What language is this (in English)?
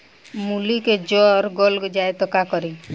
Bhojpuri